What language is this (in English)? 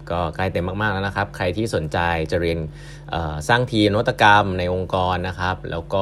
Thai